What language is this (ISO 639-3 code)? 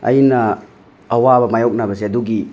mni